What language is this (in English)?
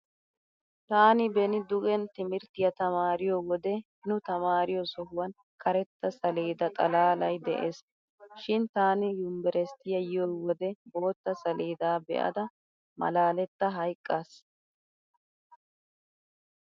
Wolaytta